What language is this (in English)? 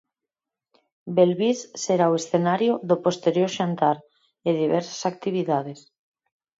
Galician